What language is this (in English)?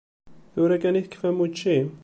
Kabyle